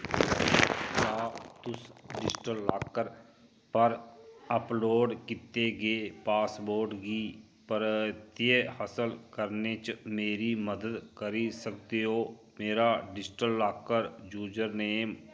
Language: Dogri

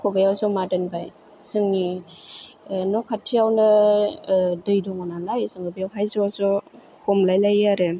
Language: Bodo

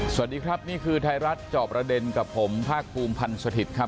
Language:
Thai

